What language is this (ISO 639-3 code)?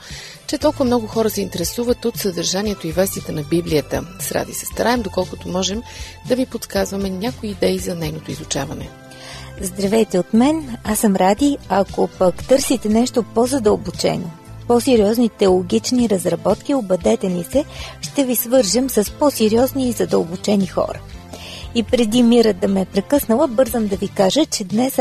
bul